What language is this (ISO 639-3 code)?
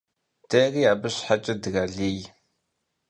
kbd